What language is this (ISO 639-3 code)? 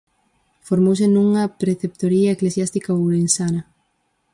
glg